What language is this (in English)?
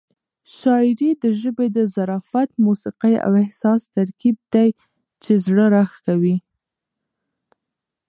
Pashto